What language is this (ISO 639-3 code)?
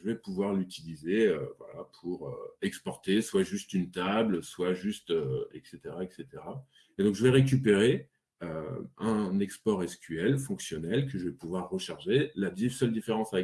fra